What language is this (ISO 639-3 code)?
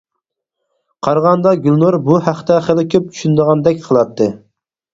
uig